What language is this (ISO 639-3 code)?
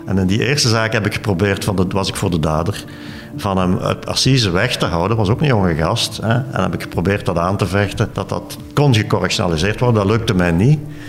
nld